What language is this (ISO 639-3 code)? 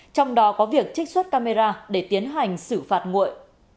vie